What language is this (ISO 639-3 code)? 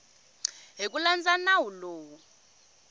tso